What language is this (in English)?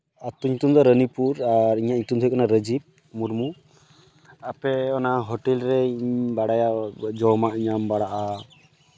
Santali